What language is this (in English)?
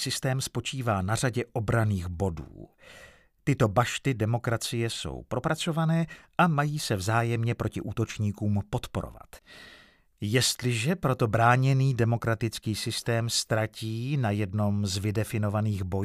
Czech